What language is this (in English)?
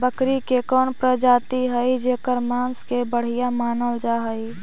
Magahi